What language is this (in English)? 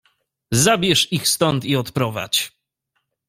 Polish